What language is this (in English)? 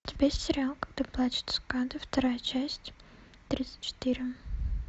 Russian